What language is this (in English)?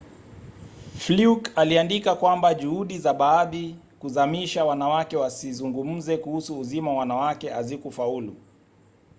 Swahili